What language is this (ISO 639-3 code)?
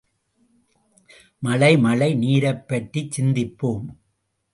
tam